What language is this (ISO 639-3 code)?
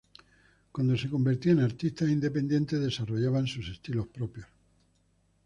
spa